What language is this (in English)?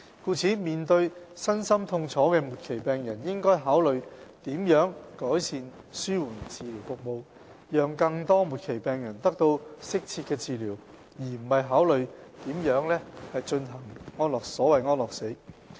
Cantonese